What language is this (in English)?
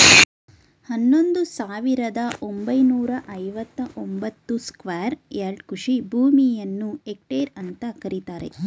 Kannada